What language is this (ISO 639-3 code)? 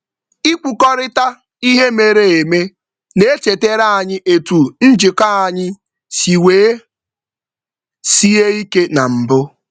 ibo